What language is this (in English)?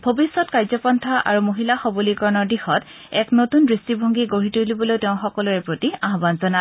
Assamese